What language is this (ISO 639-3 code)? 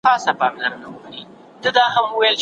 pus